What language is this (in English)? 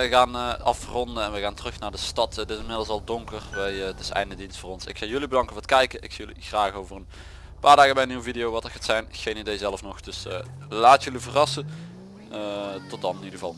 Dutch